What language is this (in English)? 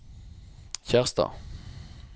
Norwegian